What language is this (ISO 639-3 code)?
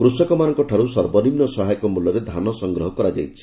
ori